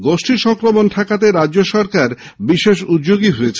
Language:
Bangla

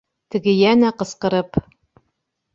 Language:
Bashkir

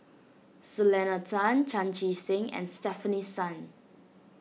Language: English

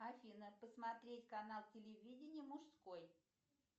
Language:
Russian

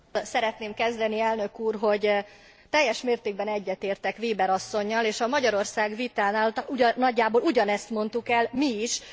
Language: Hungarian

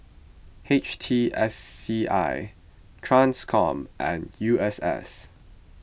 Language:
English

